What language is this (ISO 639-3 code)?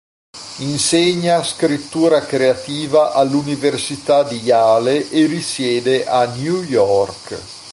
ita